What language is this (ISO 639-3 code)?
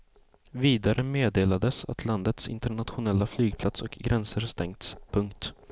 swe